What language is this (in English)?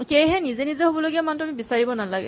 Assamese